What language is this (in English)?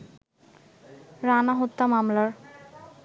Bangla